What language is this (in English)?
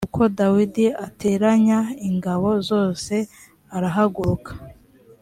Kinyarwanda